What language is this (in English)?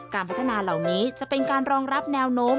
Thai